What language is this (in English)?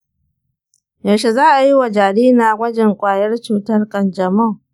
Hausa